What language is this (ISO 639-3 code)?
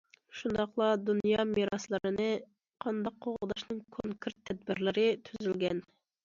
uig